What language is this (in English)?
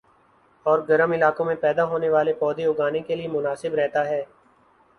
Urdu